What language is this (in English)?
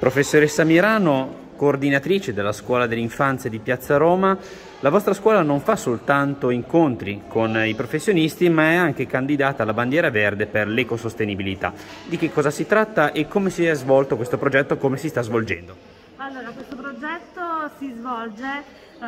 Italian